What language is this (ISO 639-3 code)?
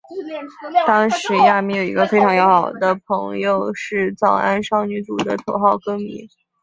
zho